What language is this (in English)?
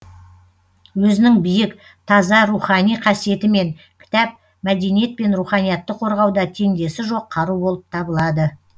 Kazakh